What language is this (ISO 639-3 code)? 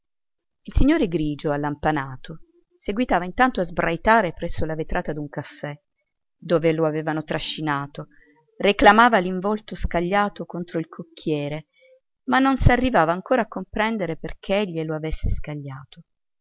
ita